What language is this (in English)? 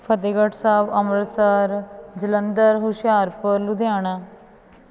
Punjabi